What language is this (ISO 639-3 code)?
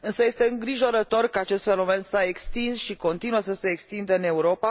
ron